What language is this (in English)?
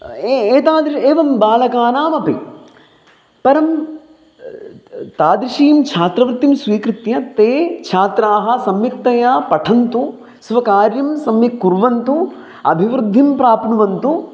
Sanskrit